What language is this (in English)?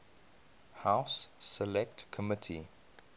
English